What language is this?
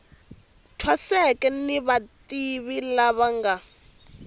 Tsonga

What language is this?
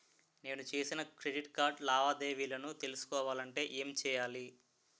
Telugu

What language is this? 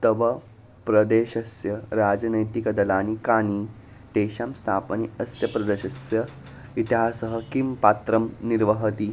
Sanskrit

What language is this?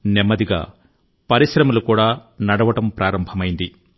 Telugu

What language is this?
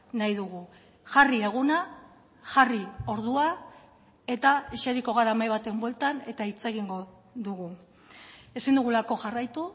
Basque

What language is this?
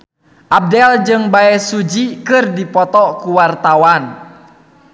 Sundanese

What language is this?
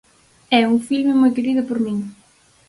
Galician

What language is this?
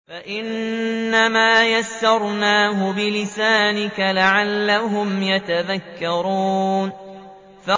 Arabic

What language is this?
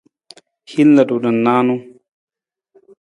Nawdm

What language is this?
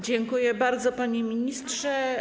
Polish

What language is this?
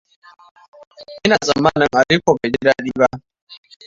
Hausa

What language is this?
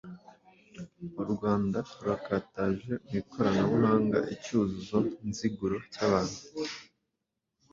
Kinyarwanda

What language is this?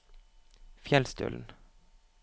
Norwegian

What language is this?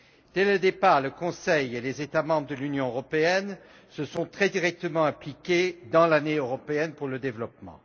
French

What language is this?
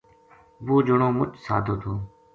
Gujari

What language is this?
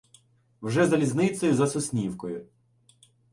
Ukrainian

